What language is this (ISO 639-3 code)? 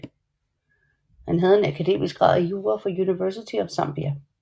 dan